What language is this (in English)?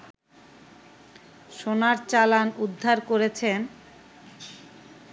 Bangla